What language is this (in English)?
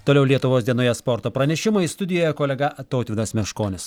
Lithuanian